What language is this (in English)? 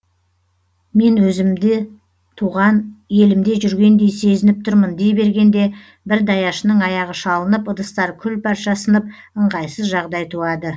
Kazakh